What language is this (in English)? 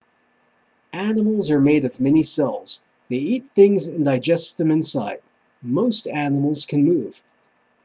English